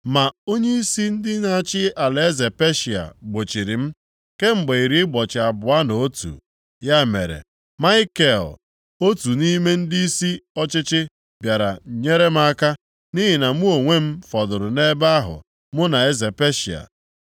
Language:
Igbo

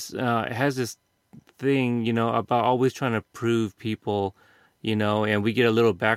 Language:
English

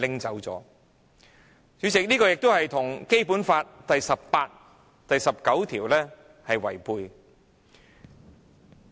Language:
Cantonese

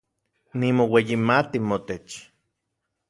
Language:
Central Puebla Nahuatl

